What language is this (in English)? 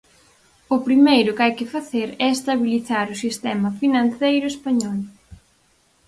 Galician